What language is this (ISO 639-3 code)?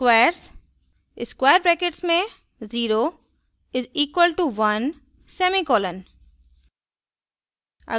hin